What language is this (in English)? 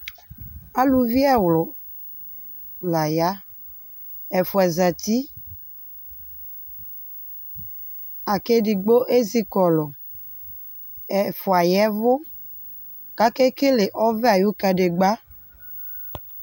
Ikposo